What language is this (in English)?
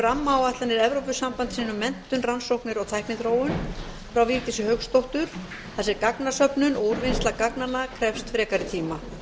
Icelandic